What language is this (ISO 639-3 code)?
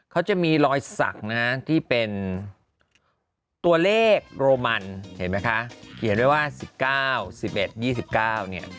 tha